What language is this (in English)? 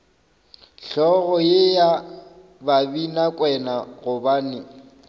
Northern Sotho